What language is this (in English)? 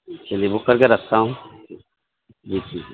Urdu